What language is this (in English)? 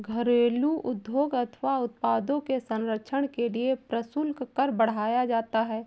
Hindi